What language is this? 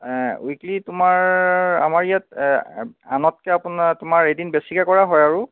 Assamese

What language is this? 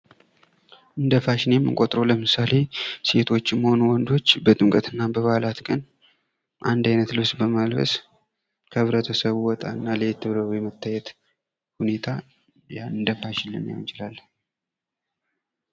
Amharic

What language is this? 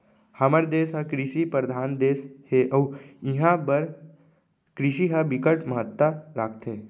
Chhattisgarhi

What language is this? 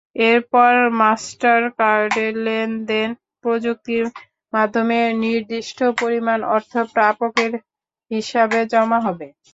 Bangla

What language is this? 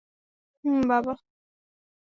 Bangla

